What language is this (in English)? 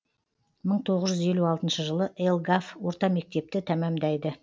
Kazakh